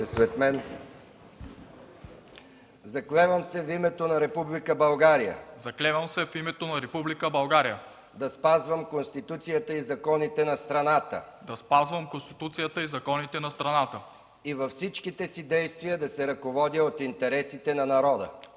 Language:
Bulgarian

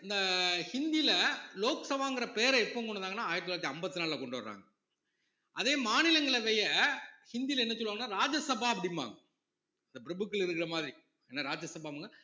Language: Tamil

